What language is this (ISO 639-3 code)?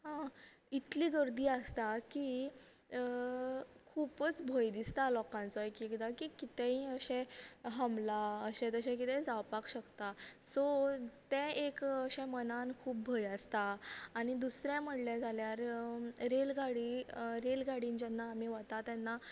kok